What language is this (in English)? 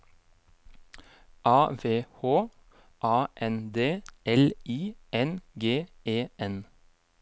Norwegian